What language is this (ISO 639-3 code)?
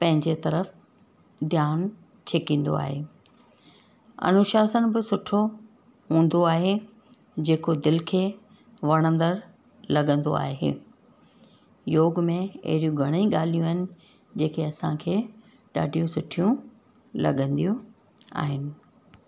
snd